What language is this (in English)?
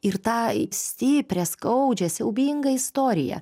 Lithuanian